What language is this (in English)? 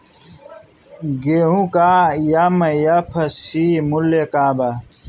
Bhojpuri